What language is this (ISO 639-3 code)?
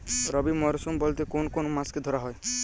ben